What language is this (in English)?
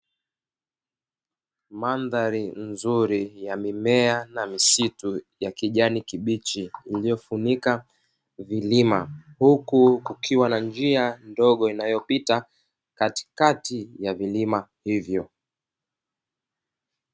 Swahili